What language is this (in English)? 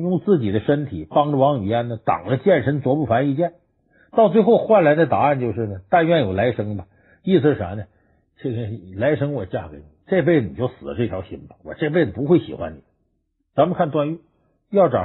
Chinese